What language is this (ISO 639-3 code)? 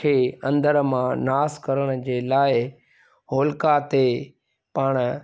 snd